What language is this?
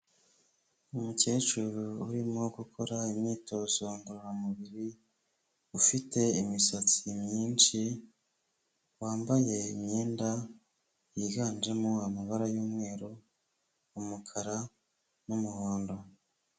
Kinyarwanda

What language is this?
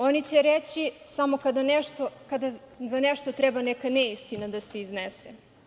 Serbian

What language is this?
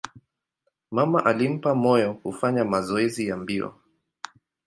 Swahili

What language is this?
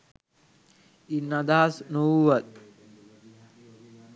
Sinhala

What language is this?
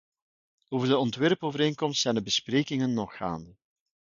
Dutch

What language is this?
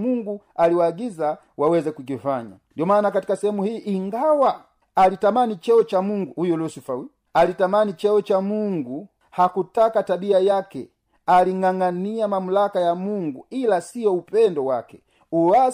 Swahili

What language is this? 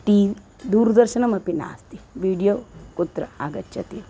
Sanskrit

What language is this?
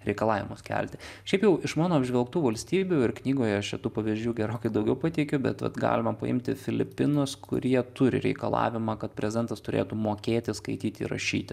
Lithuanian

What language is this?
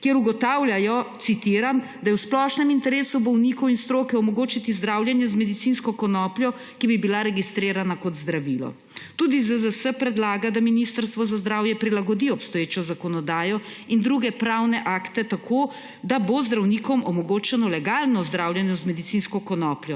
Slovenian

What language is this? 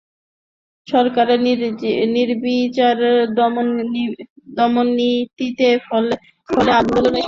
Bangla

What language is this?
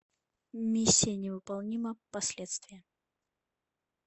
Russian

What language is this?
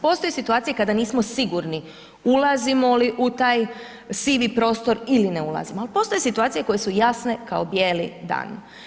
Croatian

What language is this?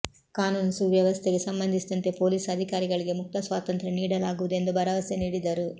Kannada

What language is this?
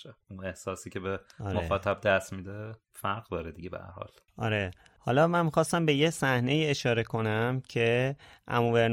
Persian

